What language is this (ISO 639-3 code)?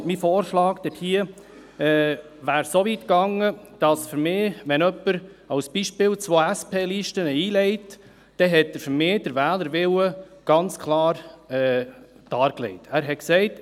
gsw